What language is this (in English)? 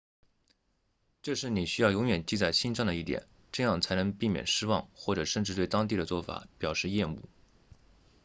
Chinese